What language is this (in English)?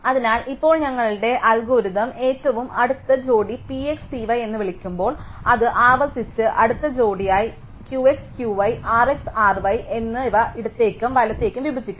Malayalam